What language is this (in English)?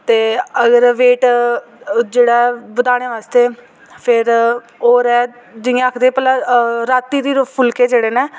Dogri